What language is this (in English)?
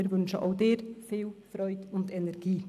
Swiss German